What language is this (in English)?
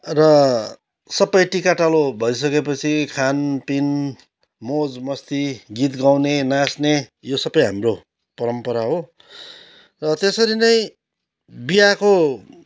Nepali